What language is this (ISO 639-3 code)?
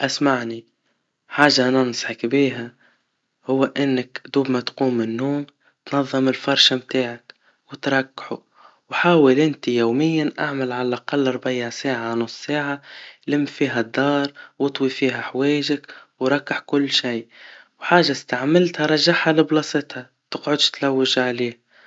aeb